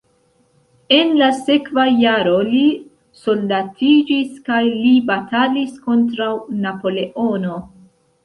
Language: Esperanto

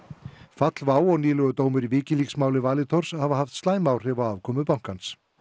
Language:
Icelandic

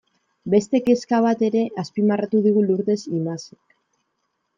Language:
Basque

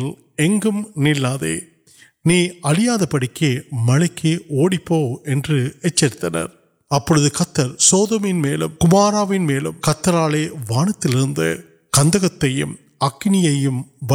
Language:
Urdu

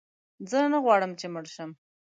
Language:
Pashto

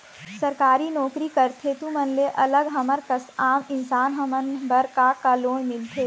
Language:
Chhattisgarhi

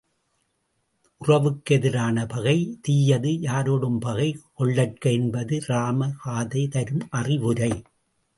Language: Tamil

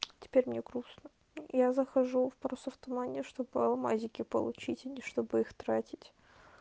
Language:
Russian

